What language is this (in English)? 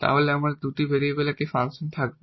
Bangla